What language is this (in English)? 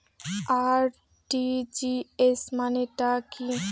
Bangla